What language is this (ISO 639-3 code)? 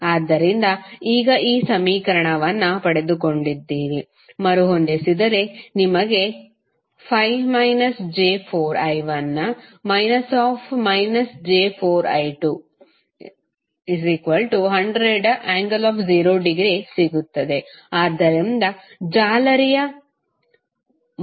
kan